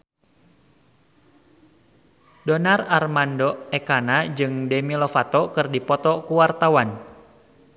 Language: Sundanese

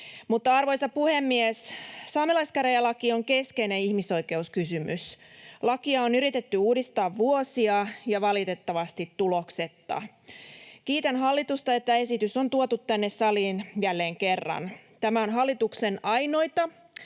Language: Finnish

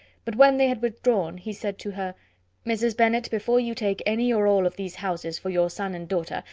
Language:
English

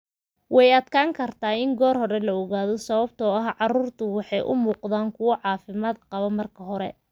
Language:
Somali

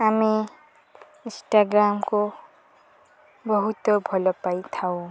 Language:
Odia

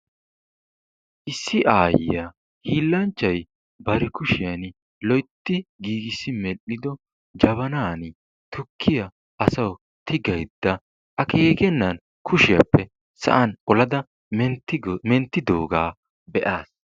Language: Wolaytta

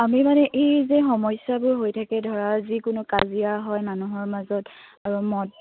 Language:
Assamese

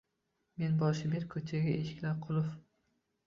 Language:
Uzbek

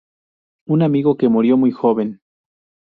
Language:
Spanish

